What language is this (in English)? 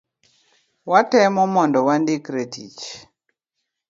Luo (Kenya and Tanzania)